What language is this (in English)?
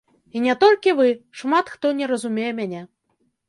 Belarusian